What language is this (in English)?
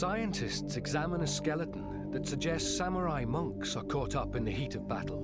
English